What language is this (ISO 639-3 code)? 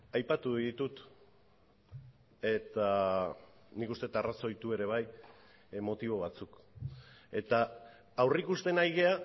eus